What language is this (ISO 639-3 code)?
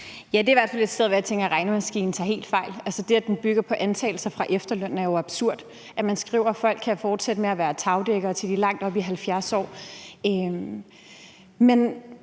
dan